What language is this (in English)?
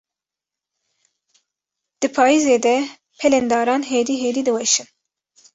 Kurdish